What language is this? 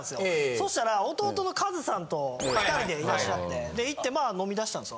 Japanese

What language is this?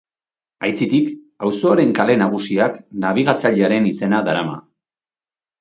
Basque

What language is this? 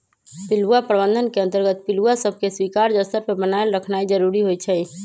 Magahi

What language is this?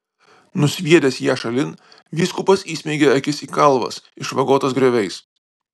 Lithuanian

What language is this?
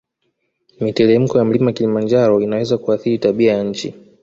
Swahili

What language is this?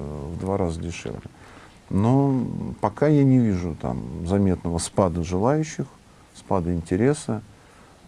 Russian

